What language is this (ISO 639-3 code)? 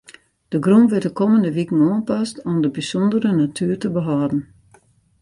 fry